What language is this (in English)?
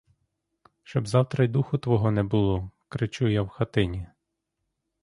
Ukrainian